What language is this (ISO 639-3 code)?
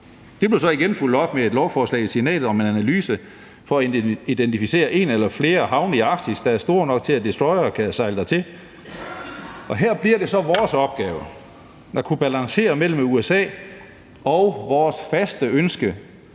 dan